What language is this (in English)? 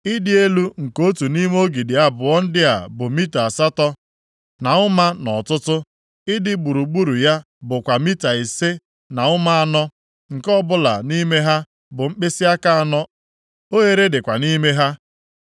Igbo